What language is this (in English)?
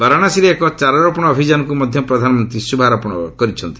Odia